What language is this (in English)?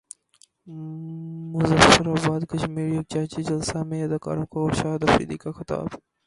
Urdu